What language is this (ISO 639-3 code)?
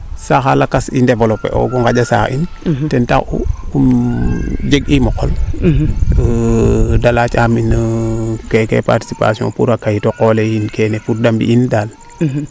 srr